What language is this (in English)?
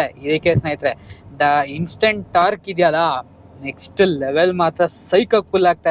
Kannada